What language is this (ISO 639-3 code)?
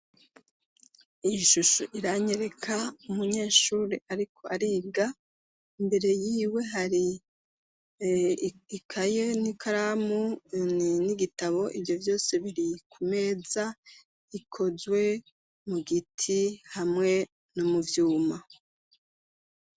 run